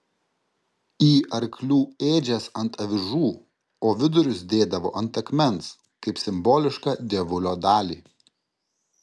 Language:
Lithuanian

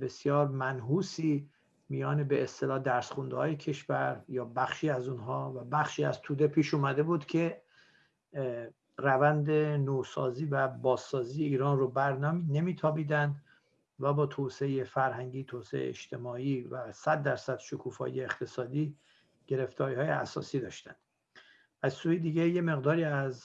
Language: Persian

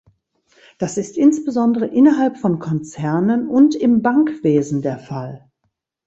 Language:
German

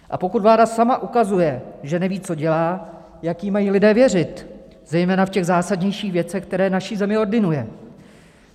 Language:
Czech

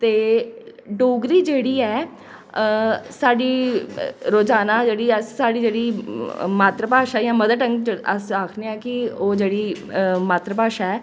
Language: Dogri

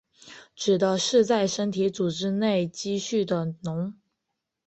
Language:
Chinese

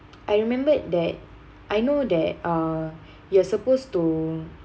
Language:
English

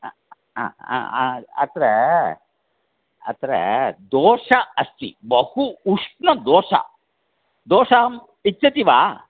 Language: Sanskrit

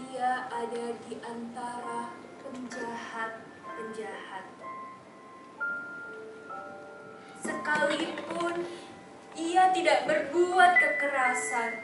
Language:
Spanish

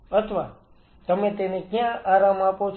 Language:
Gujarati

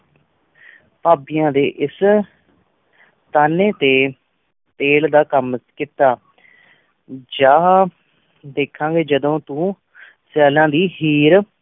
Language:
Punjabi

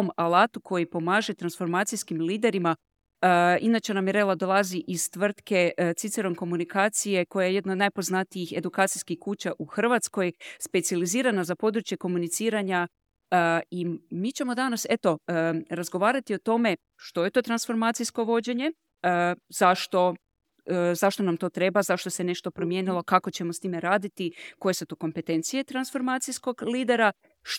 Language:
Croatian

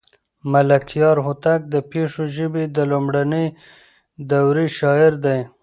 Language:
Pashto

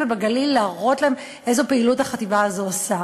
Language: Hebrew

